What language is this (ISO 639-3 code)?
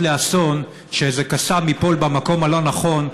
heb